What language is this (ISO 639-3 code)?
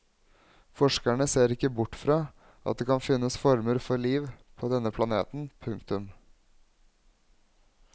nor